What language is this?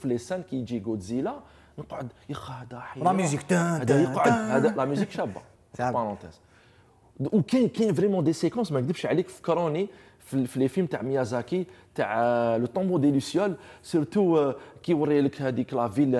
Arabic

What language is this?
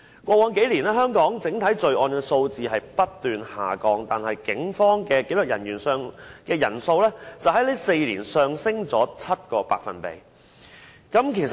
Cantonese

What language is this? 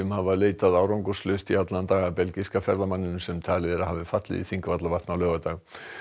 Icelandic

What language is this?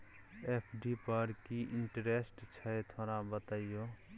Maithili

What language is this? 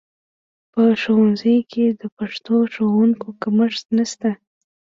Pashto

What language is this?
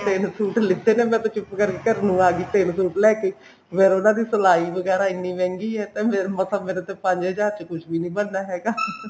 Punjabi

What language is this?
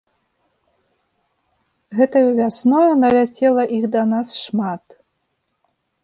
Belarusian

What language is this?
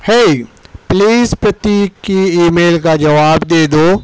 Urdu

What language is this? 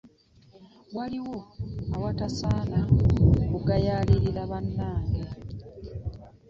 Ganda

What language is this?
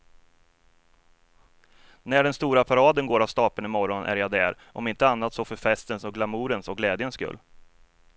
Swedish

